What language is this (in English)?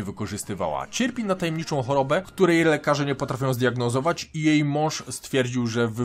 Polish